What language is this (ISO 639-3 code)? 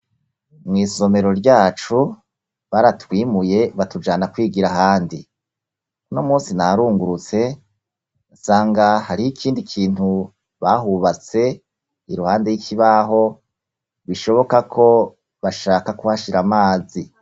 run